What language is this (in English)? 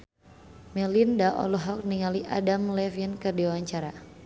Sundanese